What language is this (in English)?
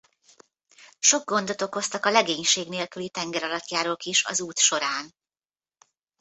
Hungarian